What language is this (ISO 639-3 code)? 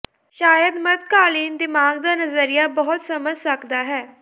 pan